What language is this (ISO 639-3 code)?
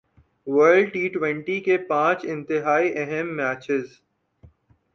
urd